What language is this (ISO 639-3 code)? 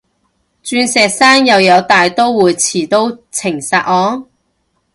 yue